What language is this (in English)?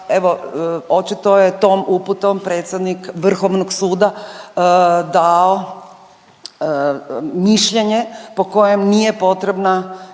Croatian